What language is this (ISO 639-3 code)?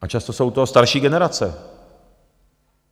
ces